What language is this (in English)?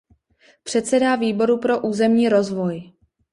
Czech